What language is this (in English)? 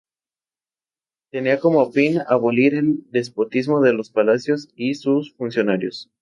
Spanish